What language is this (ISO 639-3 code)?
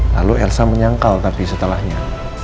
ind